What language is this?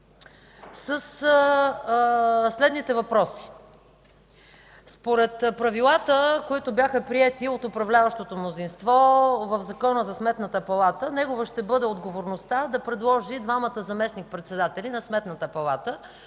Bulgarian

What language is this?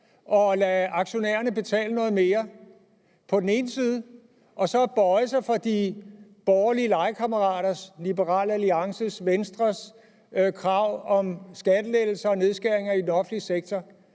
Danish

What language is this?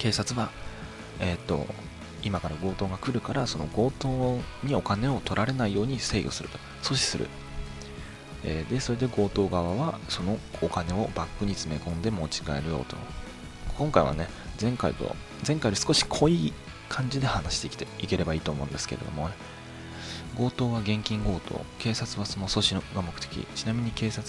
Japanese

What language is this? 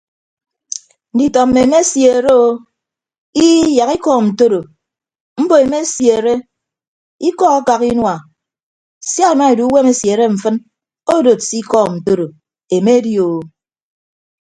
Ibibio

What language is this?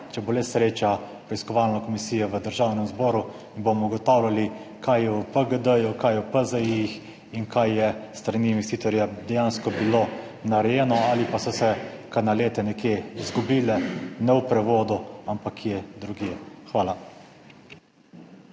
Slovenian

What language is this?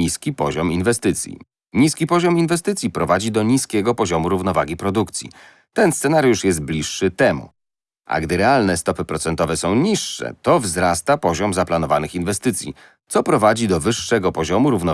Polish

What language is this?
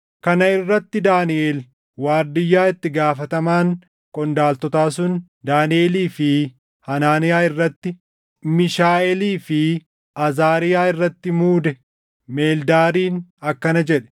Oromo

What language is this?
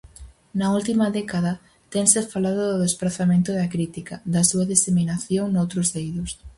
Galician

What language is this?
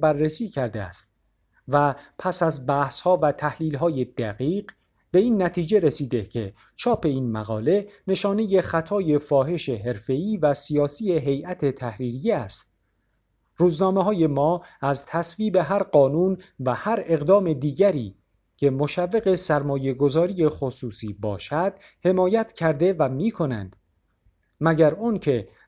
Persian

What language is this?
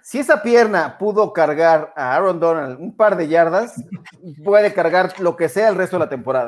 Spanish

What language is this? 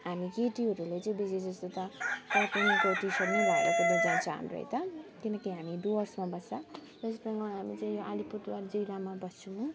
Nepali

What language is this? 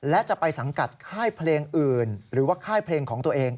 Thai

